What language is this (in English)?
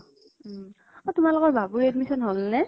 Assamese